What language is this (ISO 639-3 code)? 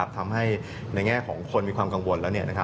tha